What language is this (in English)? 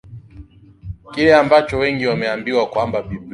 Swahili